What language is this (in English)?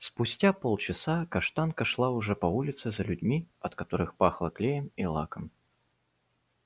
Russian